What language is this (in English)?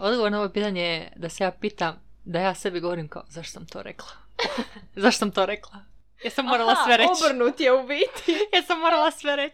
Croatian